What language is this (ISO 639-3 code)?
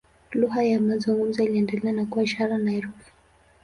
swa